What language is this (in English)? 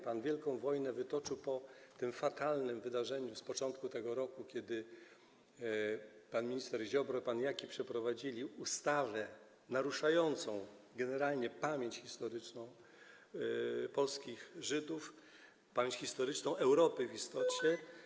Polish